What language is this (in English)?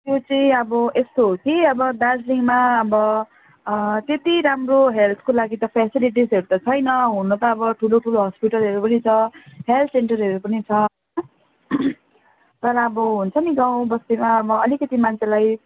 Nepali